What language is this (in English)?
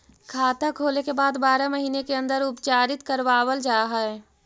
Magahi